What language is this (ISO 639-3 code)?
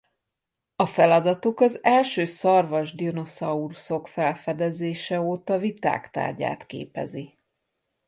hun